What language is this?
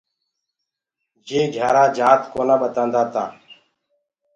Gurgula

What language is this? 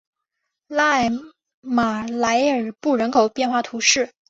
Chinese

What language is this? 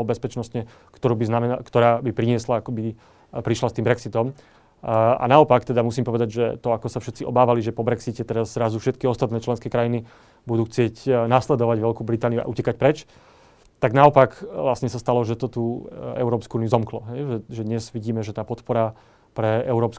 Slovak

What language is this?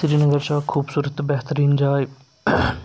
Kashmiri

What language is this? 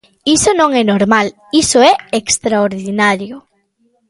Galician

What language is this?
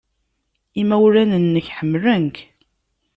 Kabyle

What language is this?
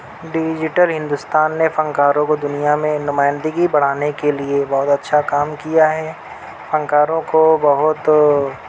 Urdu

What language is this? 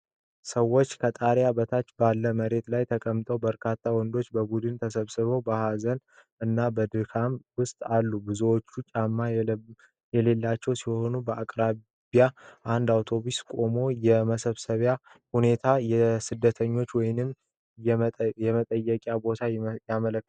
Amharic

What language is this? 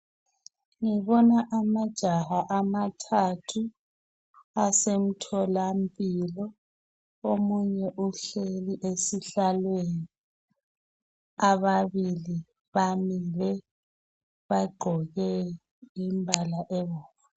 North Ndebele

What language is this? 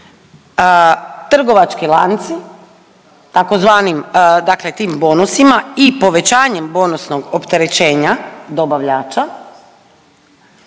Croatian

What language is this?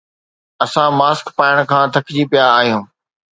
Sindhi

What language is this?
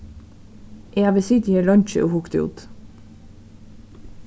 Faroese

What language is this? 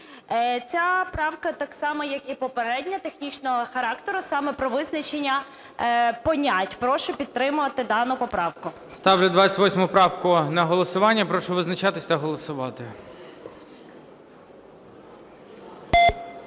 Ukrainian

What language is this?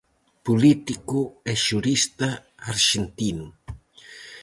Galician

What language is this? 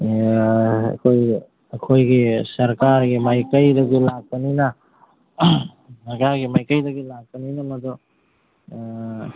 Manipuri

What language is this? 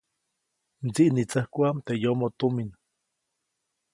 Copainalá Zoque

